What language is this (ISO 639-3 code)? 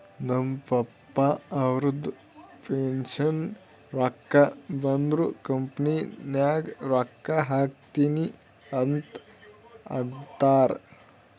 kan